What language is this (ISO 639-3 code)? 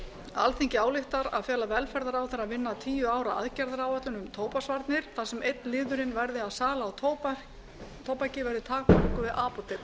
isl